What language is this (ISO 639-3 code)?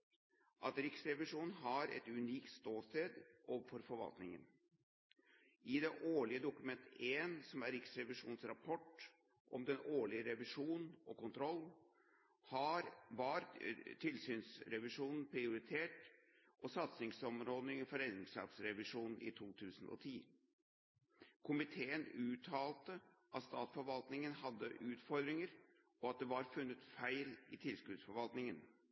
nob